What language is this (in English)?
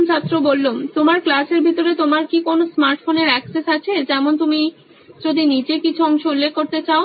Bangla